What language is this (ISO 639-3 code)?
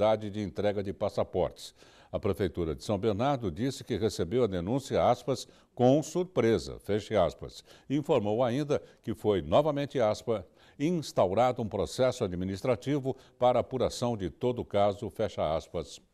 por